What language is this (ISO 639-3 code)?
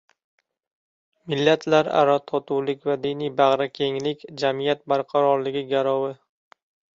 uzb